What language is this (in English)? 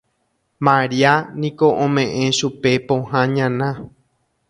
Guarani